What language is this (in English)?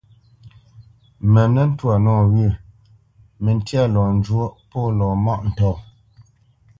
Bamenyam